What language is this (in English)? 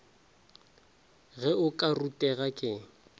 Northern Sotho